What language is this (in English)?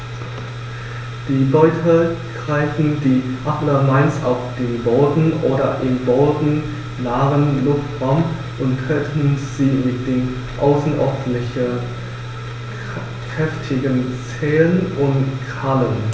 German